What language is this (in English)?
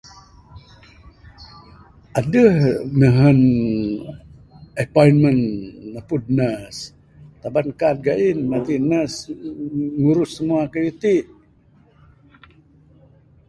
Bukar-Sadung Bidayuh